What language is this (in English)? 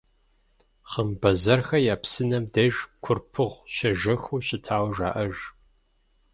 Kabardian